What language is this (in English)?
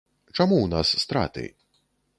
Belarusian